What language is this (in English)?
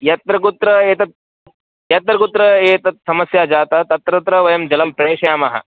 Sanskrit